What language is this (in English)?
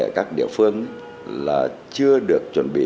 Vietnamese